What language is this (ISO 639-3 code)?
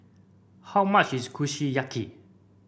eng